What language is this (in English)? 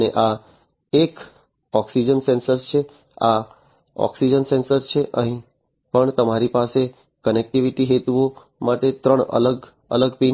Gujarati